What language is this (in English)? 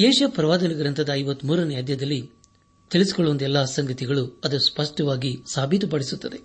Kannada